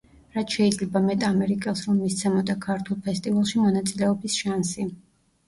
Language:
Georgian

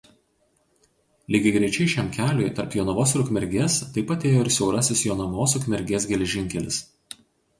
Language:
Lithuanian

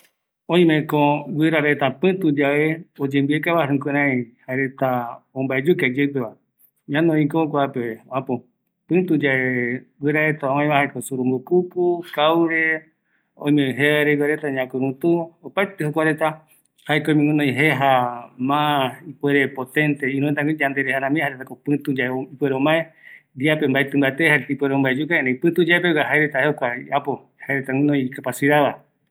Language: Eastern Bolivian Guaraní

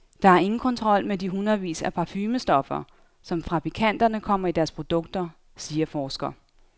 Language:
Danish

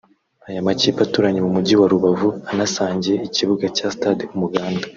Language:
Kinyarwanda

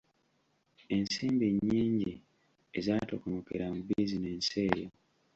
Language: Ganda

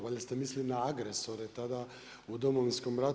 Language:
Croatian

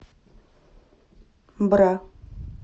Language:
Russian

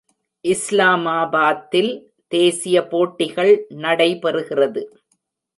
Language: Tamil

